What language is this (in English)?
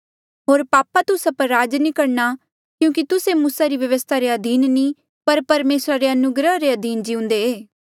Mandeali